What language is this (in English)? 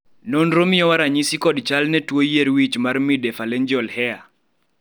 Luo (Kenya and Tanzania)